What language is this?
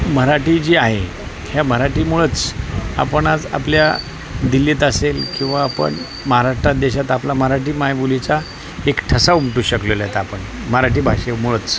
Marathi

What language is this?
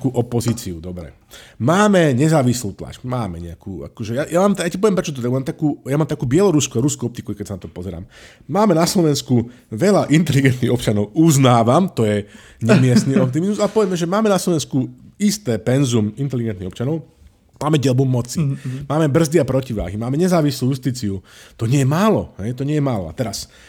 Slovak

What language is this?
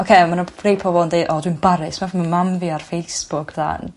Welsh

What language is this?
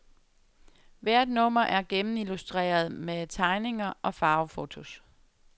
Danish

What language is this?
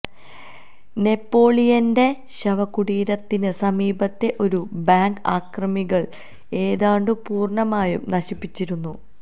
Malayalam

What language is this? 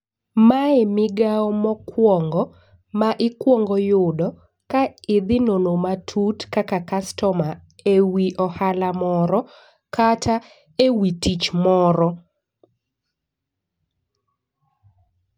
Luo (Kenya and Tanzania)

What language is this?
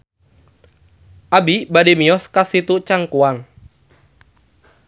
Sundanese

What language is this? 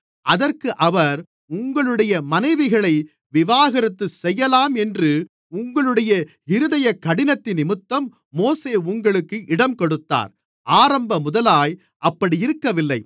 Tamil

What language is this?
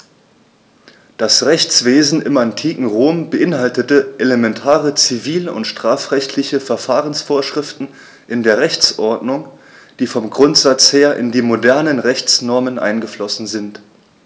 German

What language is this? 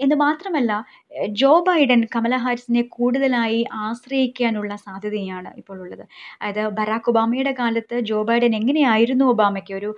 Malayalam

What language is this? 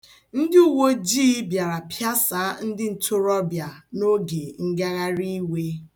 Igbo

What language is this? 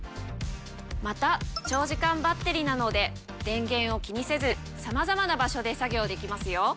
Japanese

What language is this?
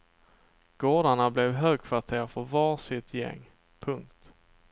Swedish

